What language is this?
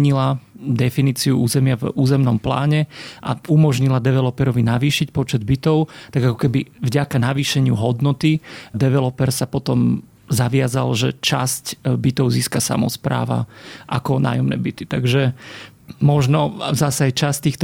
Slovak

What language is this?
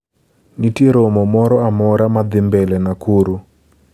Luo (Kenya and Tanzania)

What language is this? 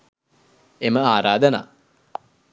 Sinhala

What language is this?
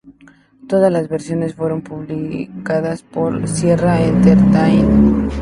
Spanish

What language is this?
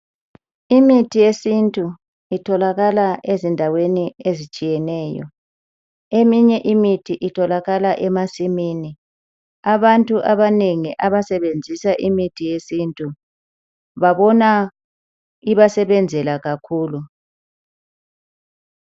North Ndebele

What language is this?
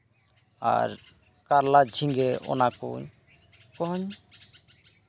Santali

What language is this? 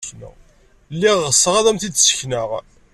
Kabyle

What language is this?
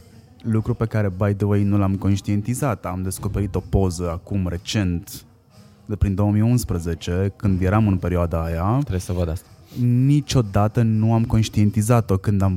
Romanian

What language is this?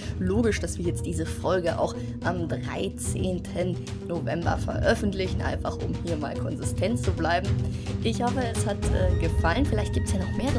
German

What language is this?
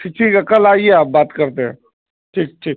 Urdu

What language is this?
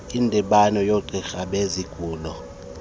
Xhosa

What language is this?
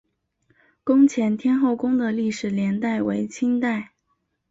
Chinese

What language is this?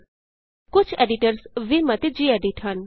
Punjabi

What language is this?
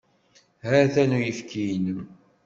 Kabyle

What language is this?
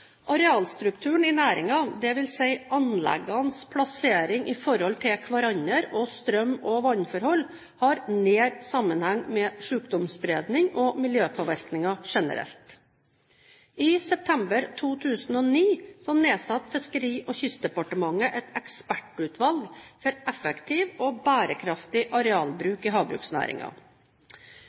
Norwegian Bokmål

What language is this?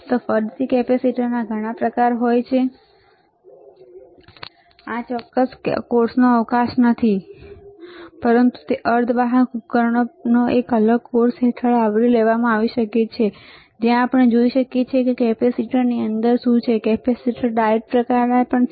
Gujarati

